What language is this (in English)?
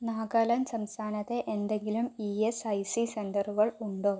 Malayalam